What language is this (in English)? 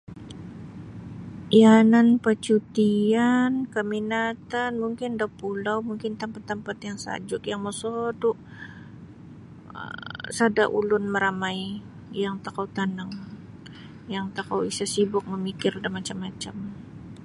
Sabah Bisaya